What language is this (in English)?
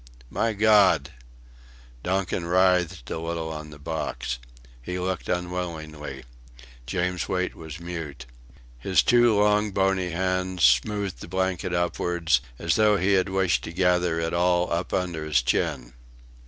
English